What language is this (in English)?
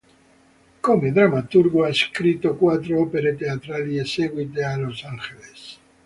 Italian